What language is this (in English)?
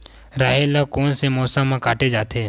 Chhattisgarhi